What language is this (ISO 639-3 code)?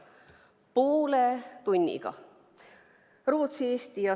est